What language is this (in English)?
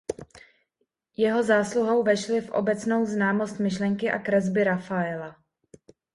Czech